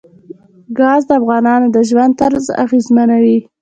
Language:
Pashto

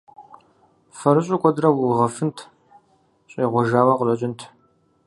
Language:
Kabardian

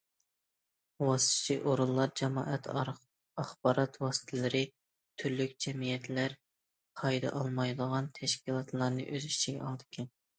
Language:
Uyghur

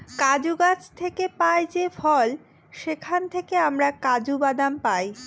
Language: Bangla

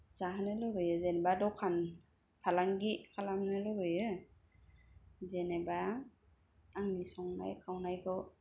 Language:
Bodo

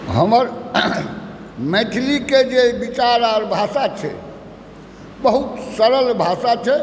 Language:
Maithili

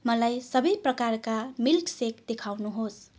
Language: Nepali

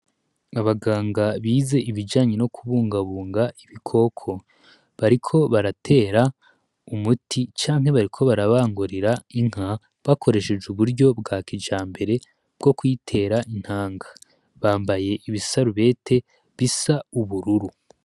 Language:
Rundi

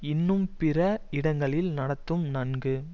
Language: Tamil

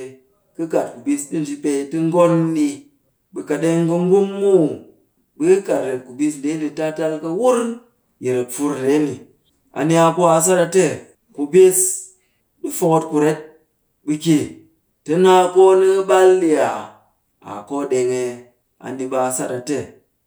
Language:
Cakfem-Mushere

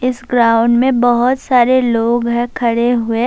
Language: Urdu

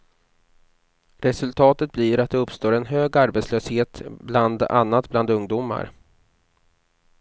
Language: Swedish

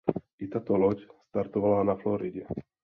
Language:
Czech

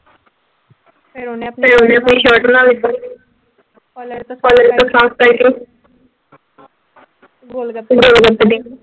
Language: Punjabi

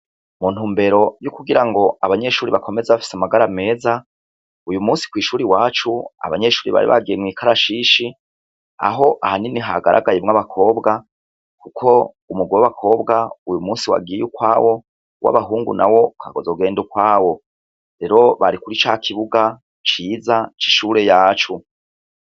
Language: Rundi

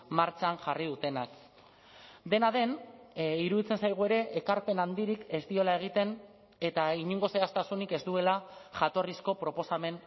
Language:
Basque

